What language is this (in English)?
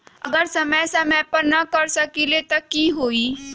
Magahi